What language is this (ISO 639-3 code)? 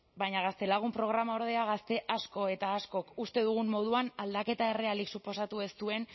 eus